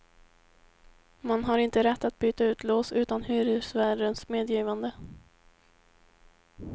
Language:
Swedish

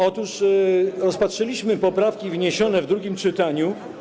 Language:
Polish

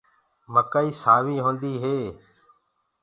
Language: Gurgula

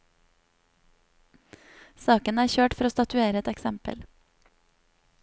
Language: Norwegian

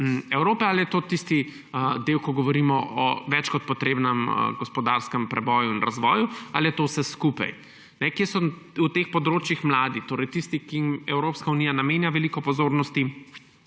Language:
Slovenian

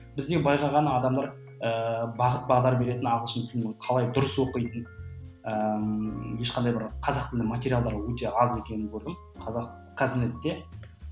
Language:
Kazakh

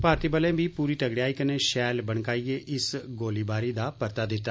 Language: Dogri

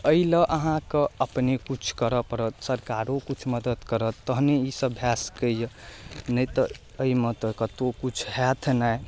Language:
Maithili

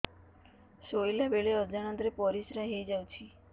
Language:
Odia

